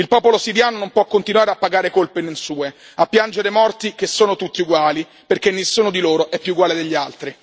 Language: Italian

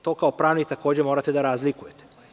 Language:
Serbian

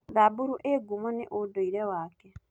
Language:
Kikuyu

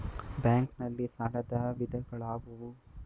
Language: Kannada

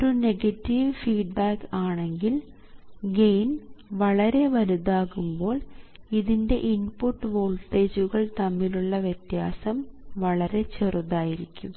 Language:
Malayalam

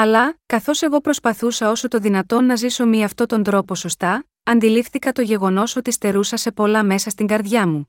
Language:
Greek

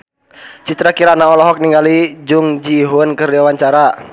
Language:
Sundanese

